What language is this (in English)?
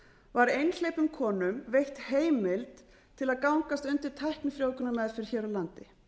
Icelandic